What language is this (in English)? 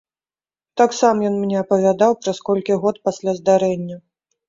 Belarusian